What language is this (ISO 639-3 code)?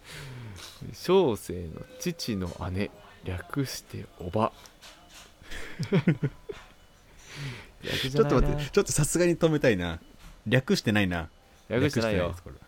jpn